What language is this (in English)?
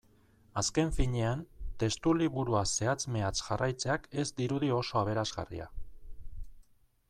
Basque